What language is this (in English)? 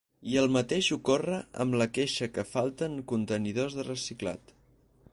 Catalan